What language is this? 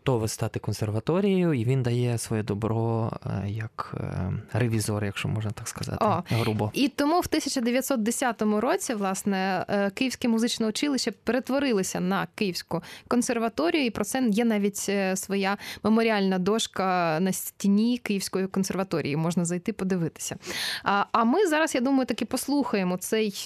Ukrainian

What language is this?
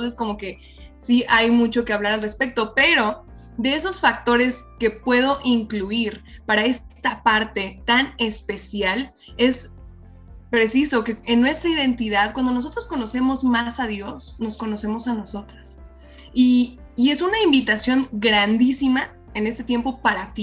Spanish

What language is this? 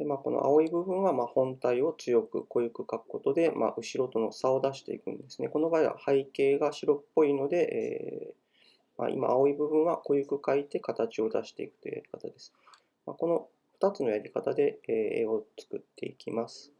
Japanese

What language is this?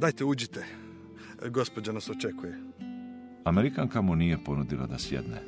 Croatian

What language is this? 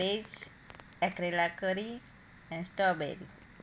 Gujarati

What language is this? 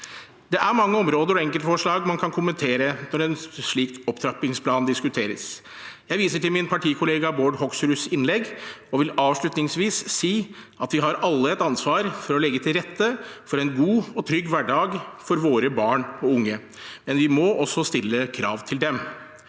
Norwegian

